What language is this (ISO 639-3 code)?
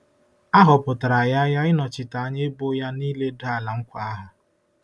ibo